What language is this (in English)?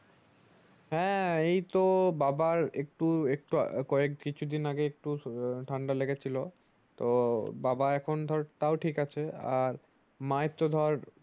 Bangla